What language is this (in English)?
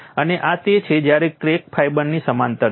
Gujarati